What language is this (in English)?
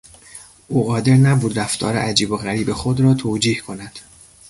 Persian